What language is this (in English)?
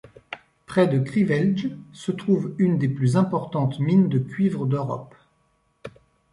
French